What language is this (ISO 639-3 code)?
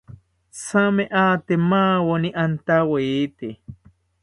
cpy